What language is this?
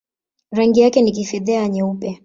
Swahili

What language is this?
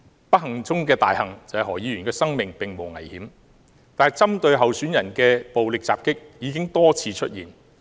Cantonese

